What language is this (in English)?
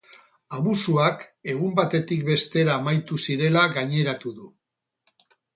Basque